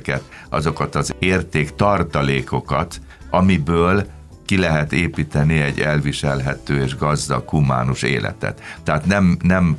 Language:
Hungarian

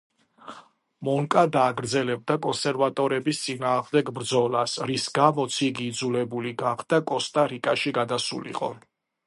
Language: Georgian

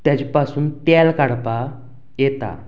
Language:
Konkani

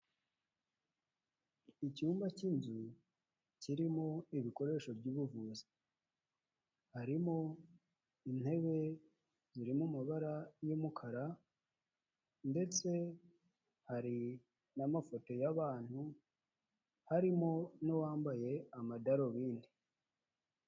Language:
Kinyarwanda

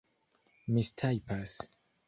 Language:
Esperanto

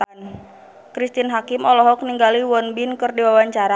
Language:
Sundanese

